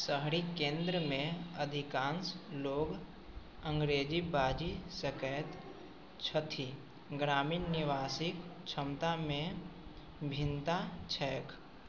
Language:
Maithili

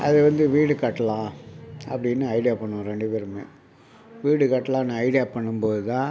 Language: Tamil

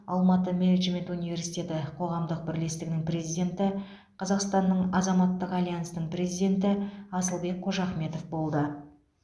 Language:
Kazakh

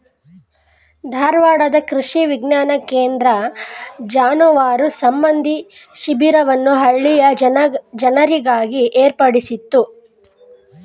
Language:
Kannada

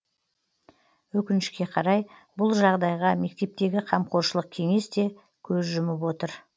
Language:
Kazakh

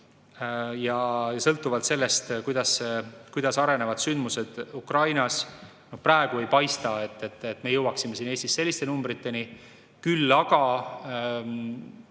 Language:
Estonian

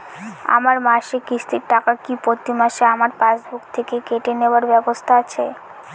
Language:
Bangla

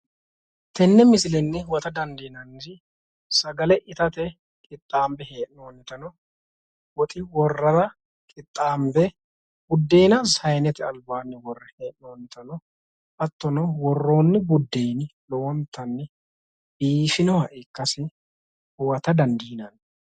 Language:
Sidamo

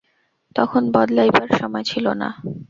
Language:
Bangla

